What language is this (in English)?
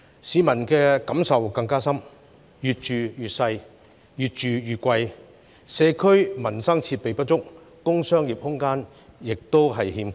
Cantonese